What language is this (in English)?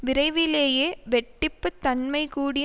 Tamil